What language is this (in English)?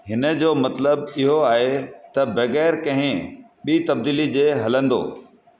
Sindhi